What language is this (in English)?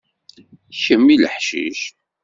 Kabyle